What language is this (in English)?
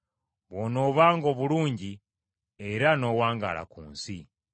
Ganda